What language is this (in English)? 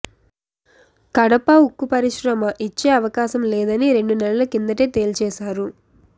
Telugu